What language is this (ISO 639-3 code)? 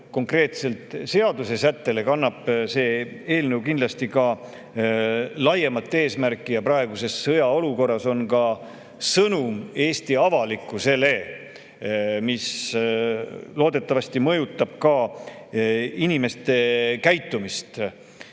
est